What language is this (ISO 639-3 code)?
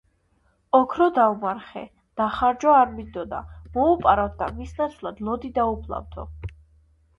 kat